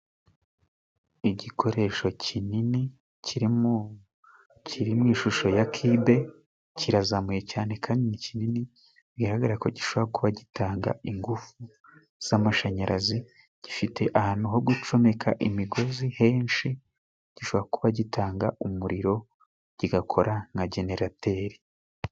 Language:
Kinyarwanda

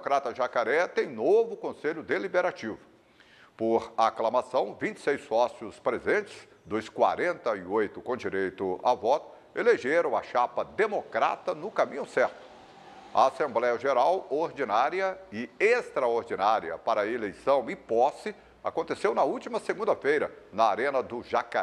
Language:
Portuguese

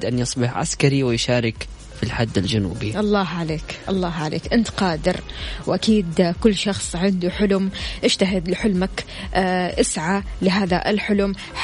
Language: Arabic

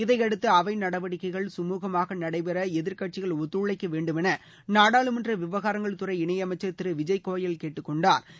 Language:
Tamil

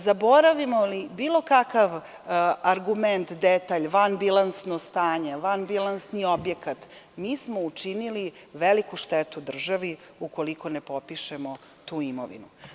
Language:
Serbian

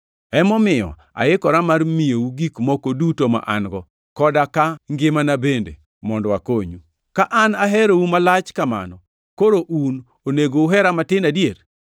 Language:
Luo (Kenya and Tanzania)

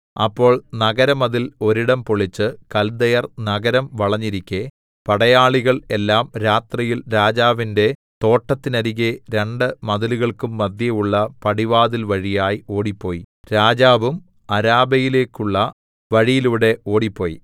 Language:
Malayalam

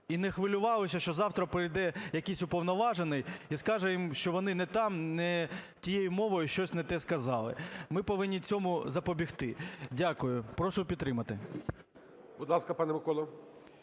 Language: Ukrainian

